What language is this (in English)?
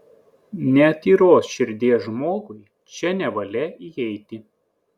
Lithuanian